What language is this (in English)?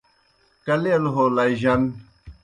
Kohistani Shina